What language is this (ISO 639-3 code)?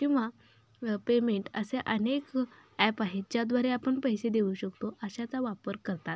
mar